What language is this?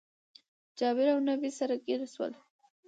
Pashto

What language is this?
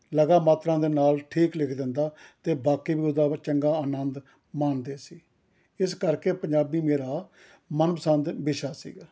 Punjabi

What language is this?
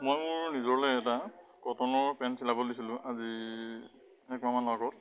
Assamese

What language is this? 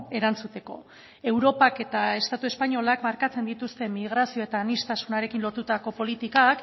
Basque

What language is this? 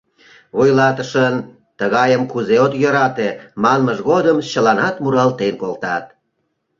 Mari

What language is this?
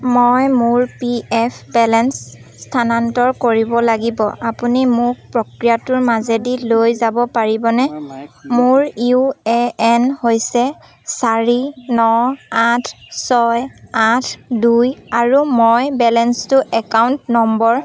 Assamese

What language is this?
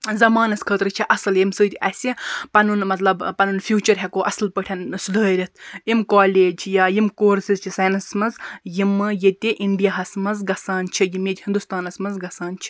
Kashmiri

